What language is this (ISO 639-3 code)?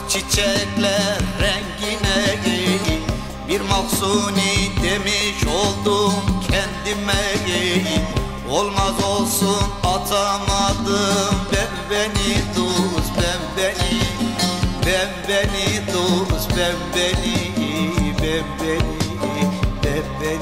tur